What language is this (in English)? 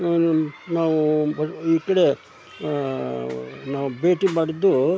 Kannada